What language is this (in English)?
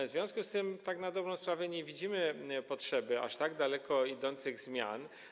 Polish